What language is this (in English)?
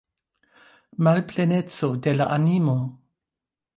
Esperanto